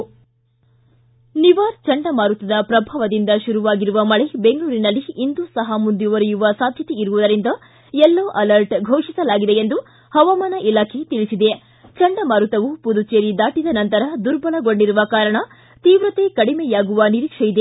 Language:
Kannada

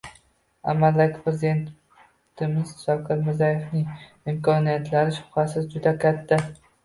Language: Uzbek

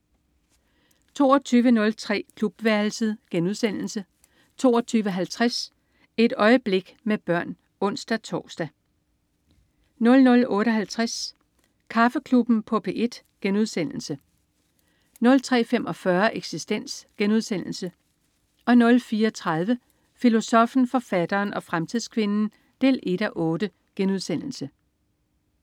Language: Danish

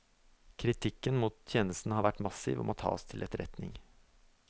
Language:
Norwegian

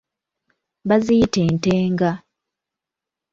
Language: Ganda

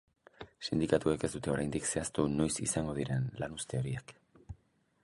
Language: Basque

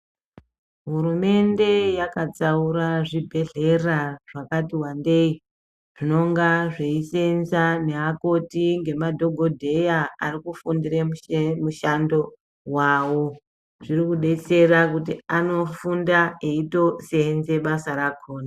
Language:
Ndau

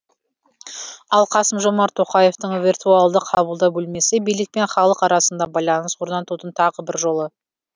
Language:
Kazakh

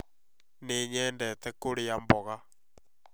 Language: Kikuyu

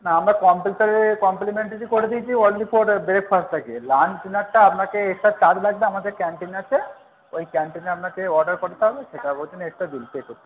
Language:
Bangla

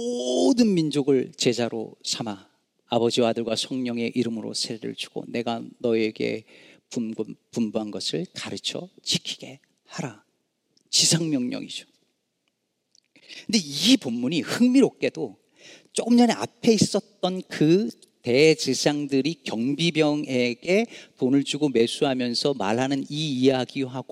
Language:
Korean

